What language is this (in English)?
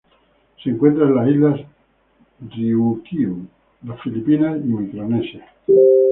Spanish